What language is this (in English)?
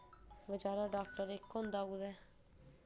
Dogri